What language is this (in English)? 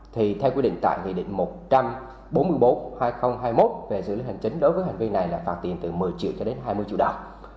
Vietnamese